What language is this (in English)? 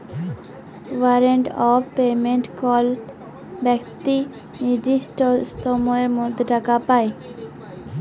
Bangla